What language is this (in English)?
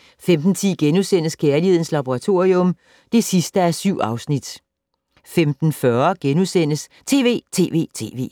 Danish